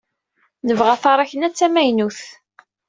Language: Kabyle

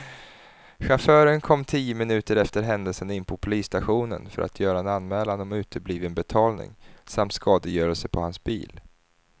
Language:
Swedish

